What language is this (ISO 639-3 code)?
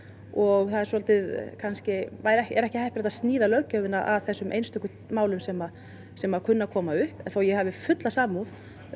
isl